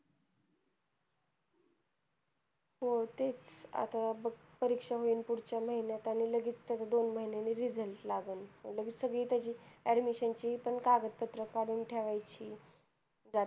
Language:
Marathi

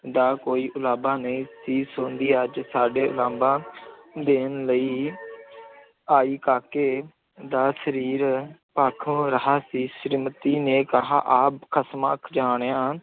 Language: Punjabi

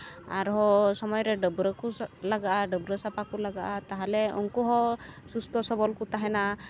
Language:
Santali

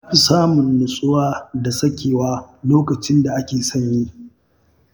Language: Hausa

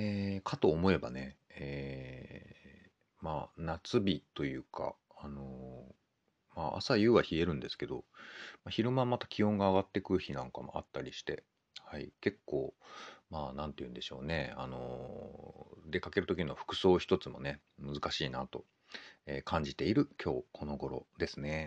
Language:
Japanese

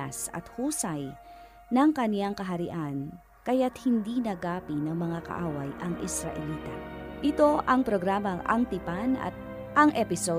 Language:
Filipino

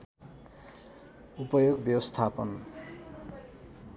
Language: Nepali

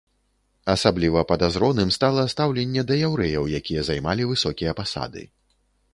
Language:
Belarusian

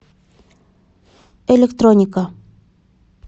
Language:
Russian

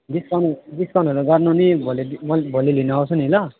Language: Nepali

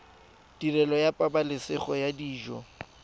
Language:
Tswana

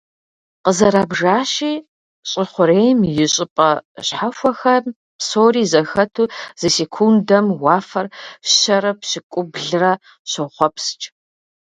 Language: Kabardian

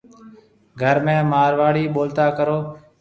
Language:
Marwari (Pakistan)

